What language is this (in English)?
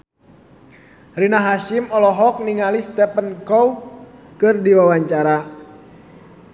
Sundanese